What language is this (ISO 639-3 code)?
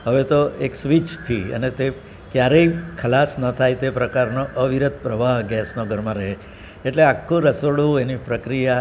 guj